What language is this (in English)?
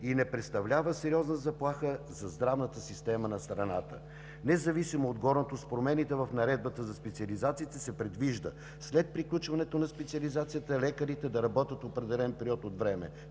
Bulgarian